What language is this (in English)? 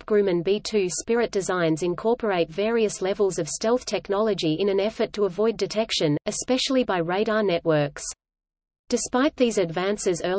English